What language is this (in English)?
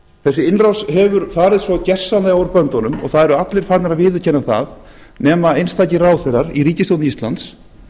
Icelandic